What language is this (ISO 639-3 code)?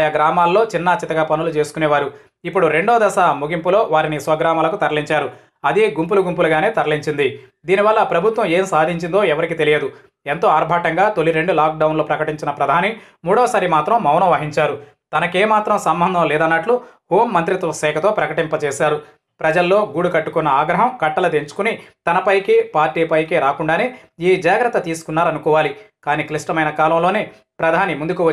nld